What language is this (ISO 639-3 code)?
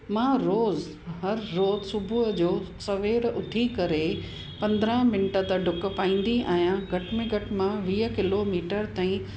snd